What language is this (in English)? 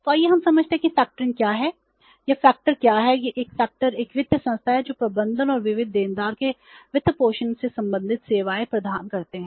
Hindi